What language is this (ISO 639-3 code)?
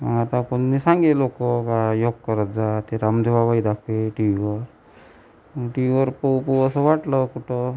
mar